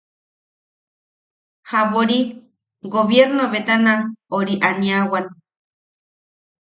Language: Yaqui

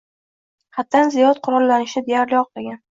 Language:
Uzbek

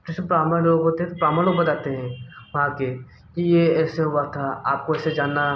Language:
Hindi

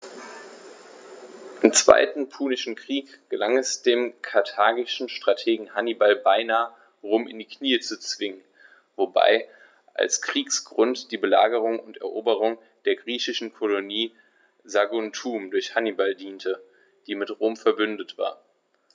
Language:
German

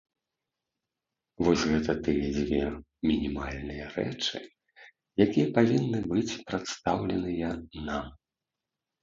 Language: Belarusian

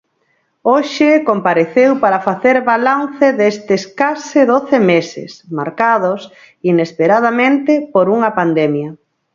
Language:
Galician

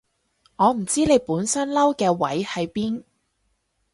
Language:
Cantonese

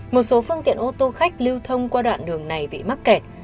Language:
Vietnamese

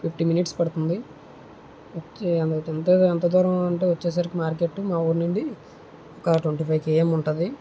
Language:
Telugu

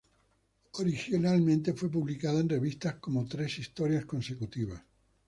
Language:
Spanish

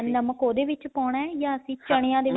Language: Punjabi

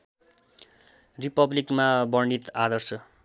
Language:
Nepali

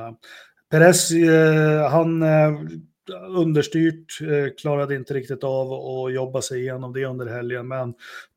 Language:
Swedish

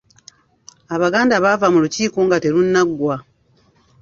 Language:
Ganda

